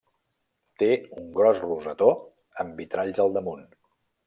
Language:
Catalan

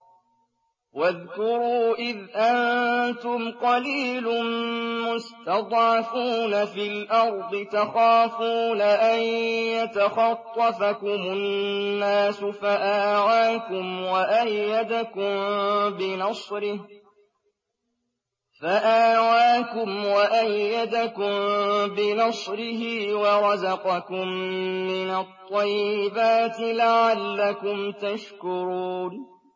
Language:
Arabic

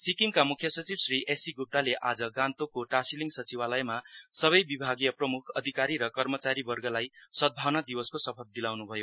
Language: Nepali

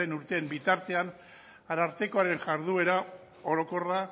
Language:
Basque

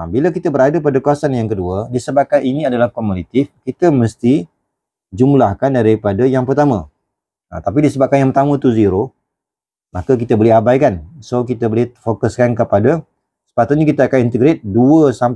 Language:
Malay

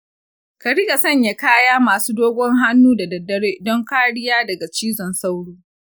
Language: Hausa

